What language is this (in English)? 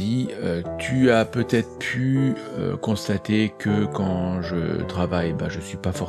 French